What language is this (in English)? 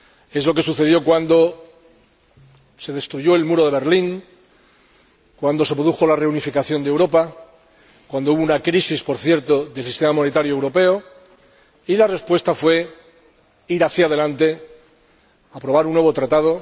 Spanish